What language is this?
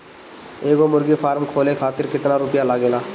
Bhojpuri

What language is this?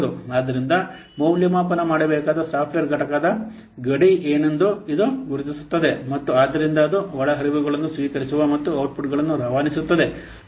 Kannada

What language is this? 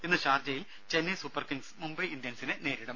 Malayalam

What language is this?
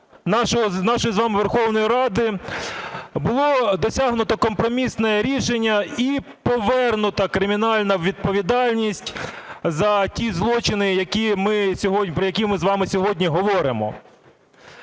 Ukrainian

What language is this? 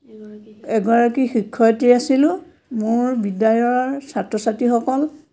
Assamese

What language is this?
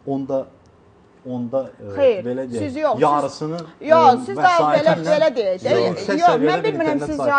Turkish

